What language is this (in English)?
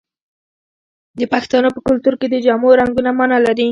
Pashto